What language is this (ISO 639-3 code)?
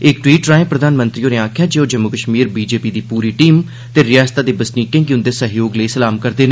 doi